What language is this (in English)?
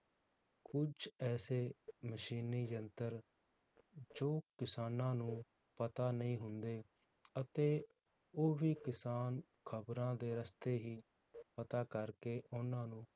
Punjabi